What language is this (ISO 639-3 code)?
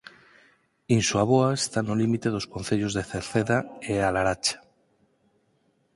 glg